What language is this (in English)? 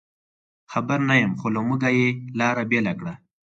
Pashto